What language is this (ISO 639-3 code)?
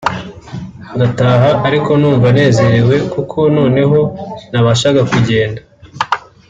kin